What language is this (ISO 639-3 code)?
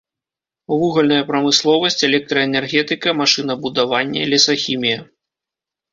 bel